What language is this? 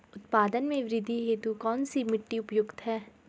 Hindi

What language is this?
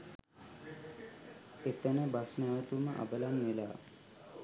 Sinhala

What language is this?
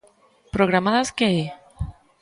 Galician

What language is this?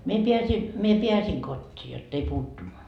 Finnish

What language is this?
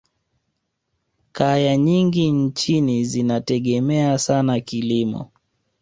Swahili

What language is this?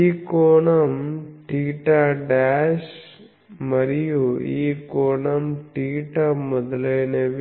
Telugu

